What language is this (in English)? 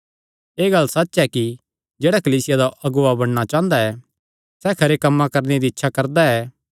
Kangri